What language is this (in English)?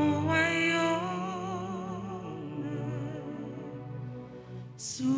French